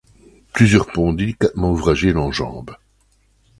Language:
French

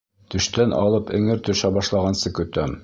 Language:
Bashkir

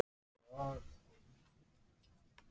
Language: Icelandic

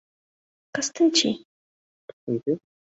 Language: Mari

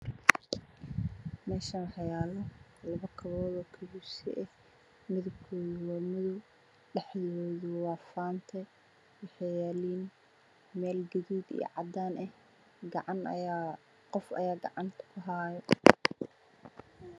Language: Somali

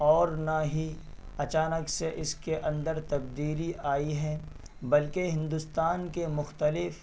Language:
Urdu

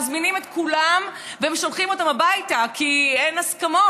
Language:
Hebrew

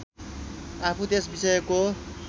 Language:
Nepali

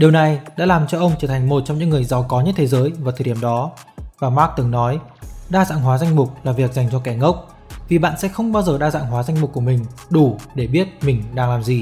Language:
Vietnamese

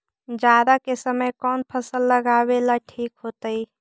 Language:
Magahi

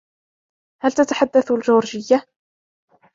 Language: Arabic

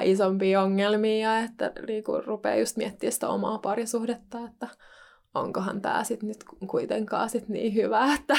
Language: Finnish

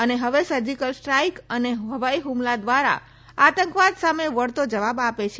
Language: Gujarati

